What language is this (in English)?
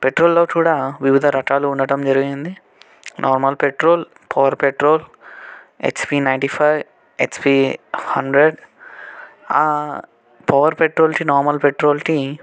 Telugu